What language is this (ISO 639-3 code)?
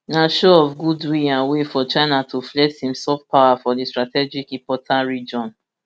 pcm